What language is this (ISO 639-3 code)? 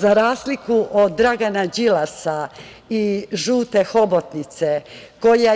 srp